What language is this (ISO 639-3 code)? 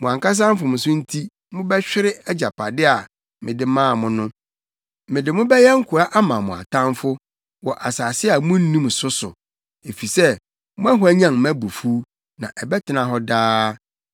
aka